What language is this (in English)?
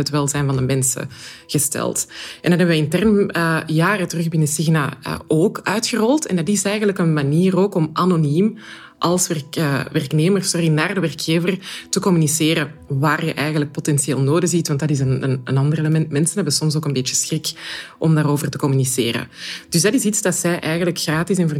Dutch